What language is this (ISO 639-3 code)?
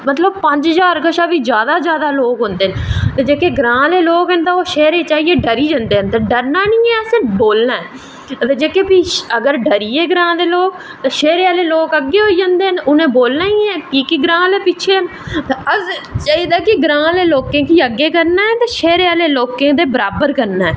doi